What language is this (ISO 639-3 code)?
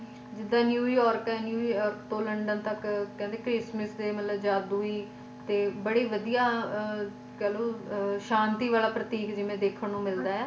pan